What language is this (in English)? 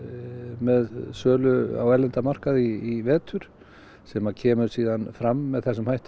Icelandic